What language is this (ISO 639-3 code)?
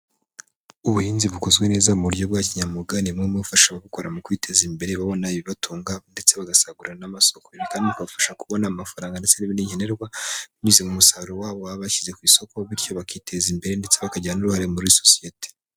kin